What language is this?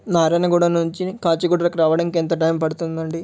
Telugu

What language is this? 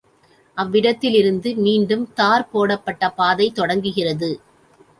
Tamil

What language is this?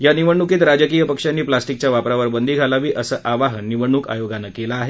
Marathi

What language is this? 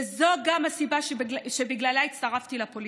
Hebrew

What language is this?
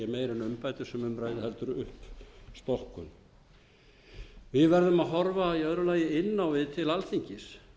Icelandic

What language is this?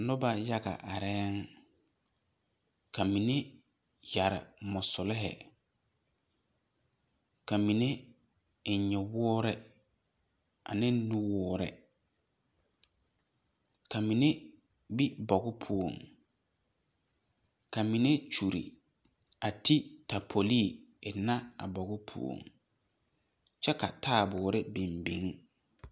Southern Dagaare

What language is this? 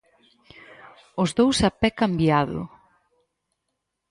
Galician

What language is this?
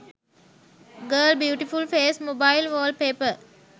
Sinhala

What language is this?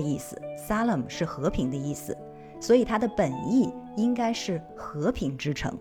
Chinese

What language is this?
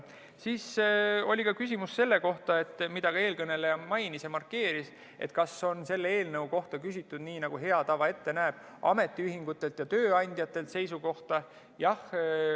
Estonian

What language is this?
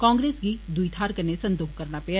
Dogri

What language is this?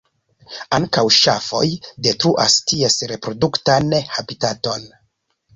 Esperanto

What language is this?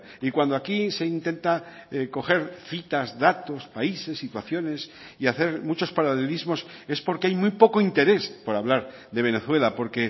Spanish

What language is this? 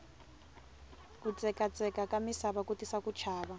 Tsonga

